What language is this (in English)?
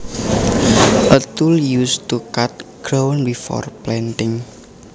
Javanese